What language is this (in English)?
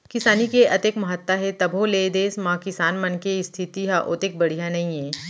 Chhattisgarhi